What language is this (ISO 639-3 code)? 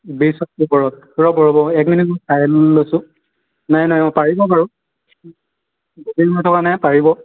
asm